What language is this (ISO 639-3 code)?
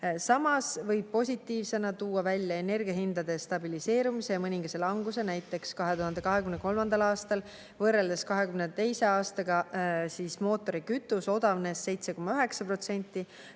est